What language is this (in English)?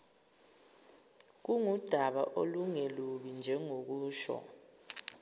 Zulu